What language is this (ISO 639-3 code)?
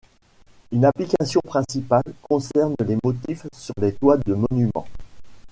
fra